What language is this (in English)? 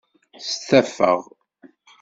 Kabyle